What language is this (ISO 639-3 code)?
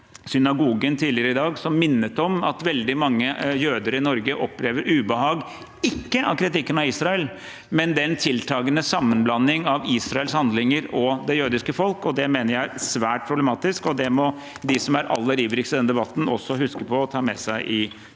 nor